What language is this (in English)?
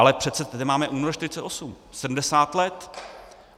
Czech